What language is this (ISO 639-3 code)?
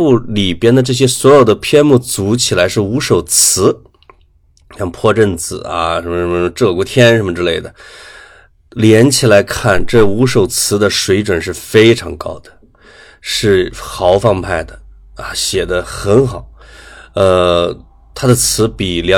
zho